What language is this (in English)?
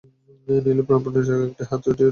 Bangla